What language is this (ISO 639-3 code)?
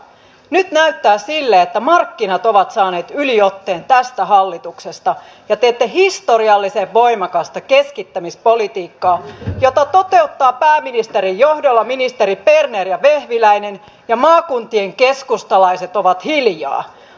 fin